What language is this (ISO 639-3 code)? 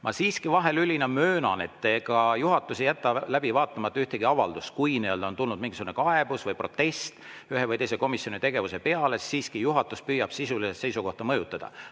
est